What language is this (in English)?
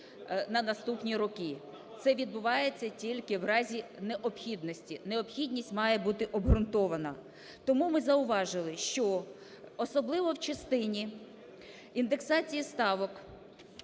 Ukrainian